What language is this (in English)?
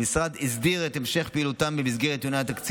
Hebrew